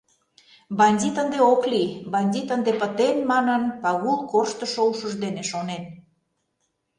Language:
Mari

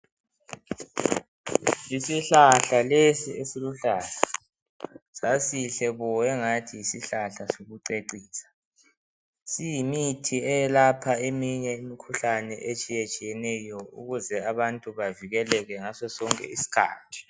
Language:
North Ndebele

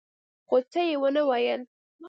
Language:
Pashto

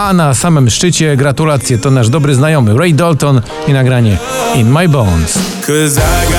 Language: Polish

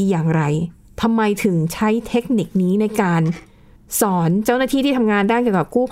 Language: Thai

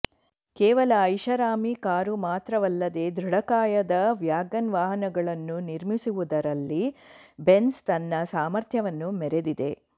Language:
Kannada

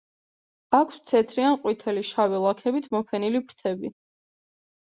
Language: Georgian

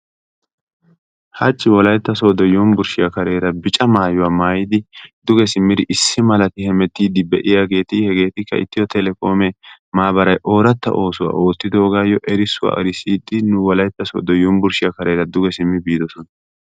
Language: Wolaytta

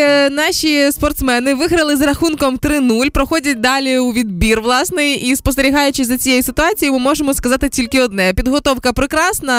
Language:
Ukrainian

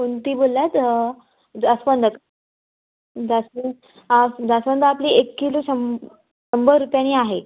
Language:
Marathi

